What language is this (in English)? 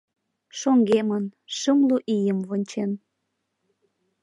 Mari